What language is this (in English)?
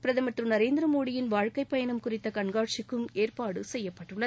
Tamil